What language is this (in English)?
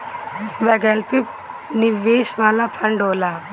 Bhojpuri